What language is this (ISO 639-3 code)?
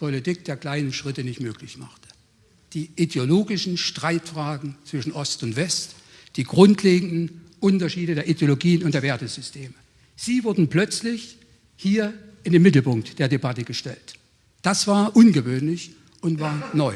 deu